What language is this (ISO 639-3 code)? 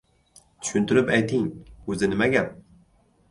uzb